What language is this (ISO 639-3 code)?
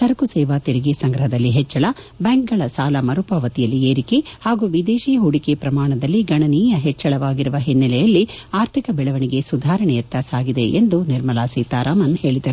kan